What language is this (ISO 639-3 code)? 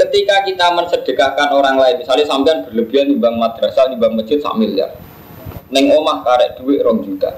ind